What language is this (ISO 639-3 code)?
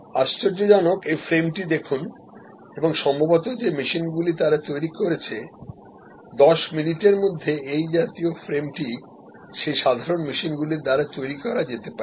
ben